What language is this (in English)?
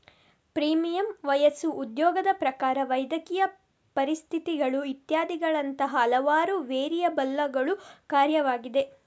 Kannada